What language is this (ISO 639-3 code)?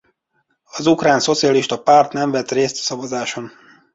hun